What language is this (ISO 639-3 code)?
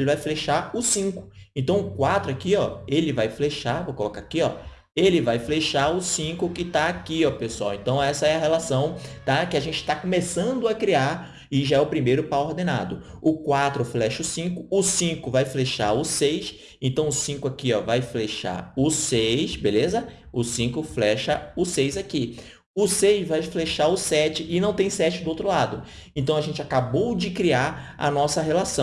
por